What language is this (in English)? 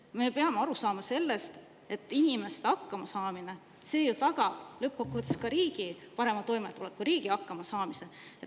Estonian